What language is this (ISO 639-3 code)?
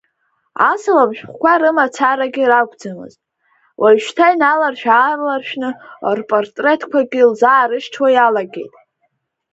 abk